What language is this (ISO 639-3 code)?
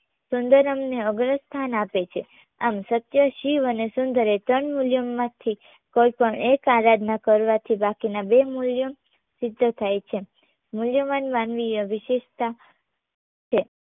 guj